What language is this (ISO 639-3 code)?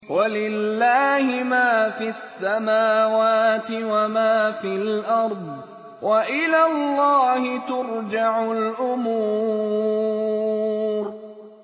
ara